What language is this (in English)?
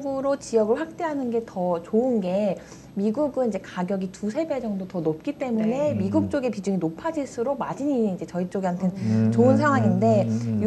Korean